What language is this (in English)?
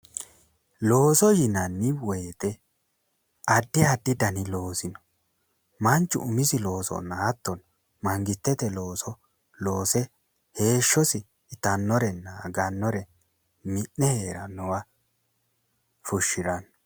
Sidamo